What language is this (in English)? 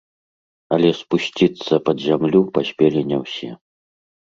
Belarusian